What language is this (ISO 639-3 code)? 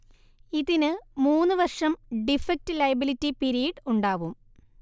mal